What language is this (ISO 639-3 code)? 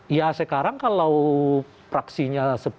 ind